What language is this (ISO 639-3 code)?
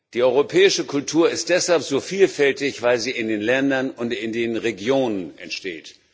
deu